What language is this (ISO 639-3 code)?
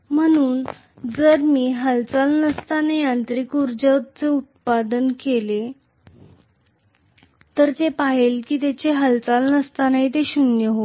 mar